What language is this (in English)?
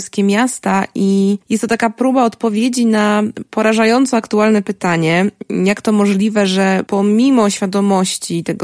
Polish